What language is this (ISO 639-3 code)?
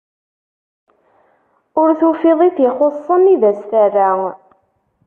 kab